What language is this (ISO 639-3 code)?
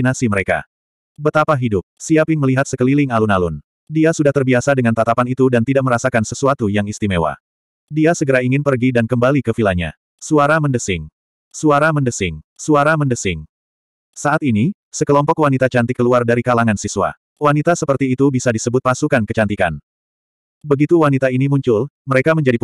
ind